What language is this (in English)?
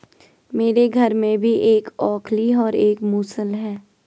Hindi